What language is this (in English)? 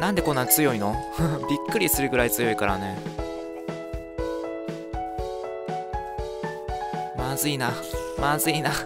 Japanese